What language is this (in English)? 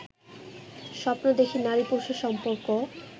Bangla